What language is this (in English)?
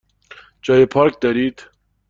Persian